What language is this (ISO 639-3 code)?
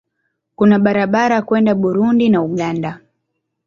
swa